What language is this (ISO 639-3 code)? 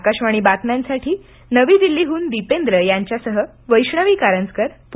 mar